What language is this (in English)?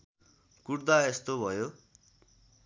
Nepali